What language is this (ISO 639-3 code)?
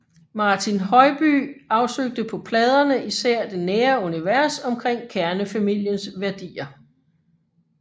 dan